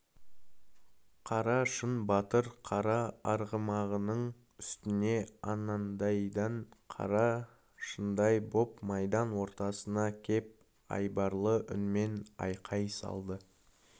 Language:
Kazakh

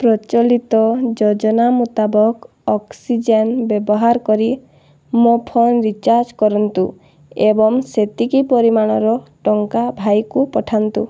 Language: Odia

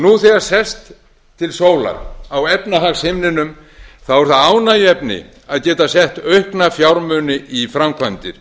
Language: Icelandic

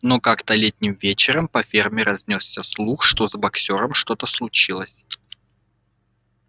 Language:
Russian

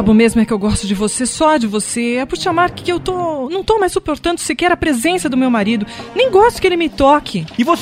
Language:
Portuguese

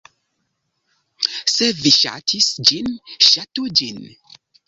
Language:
Esperanto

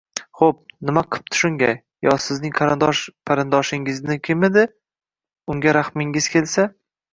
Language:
Uzbek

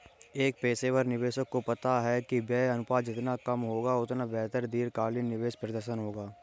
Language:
Hindi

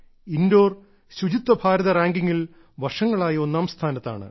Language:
Malayalam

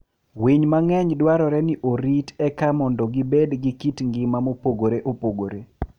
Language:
Luo (Kenya and Tanzania)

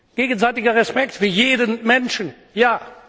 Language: German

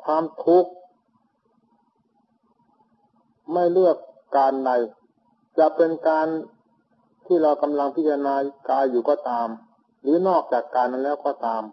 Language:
Thai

